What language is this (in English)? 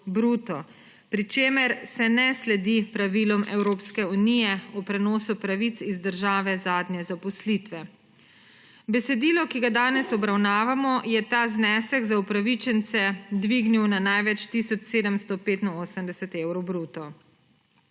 Slovenian